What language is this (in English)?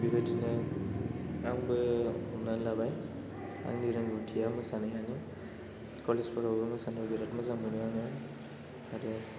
Bodo